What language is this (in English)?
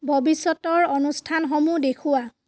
Assamese